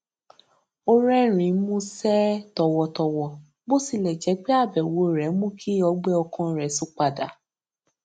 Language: Yoruba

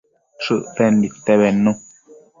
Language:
Matsés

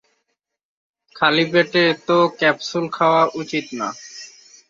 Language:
Bangla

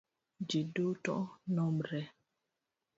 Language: Luo (Kenya and Tanzania)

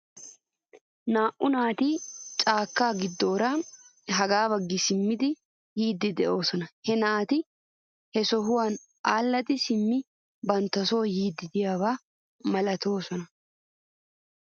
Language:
Wolaytta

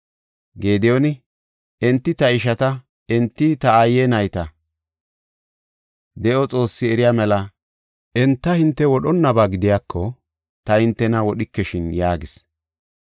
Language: Gofa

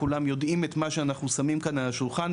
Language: Hebrew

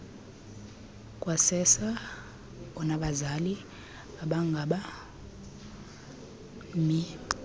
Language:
Xhosa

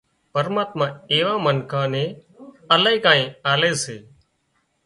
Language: Wadiyara Koli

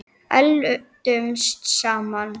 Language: Icelandic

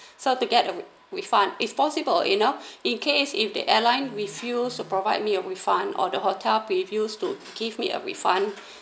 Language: English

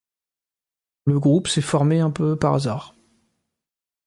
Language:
French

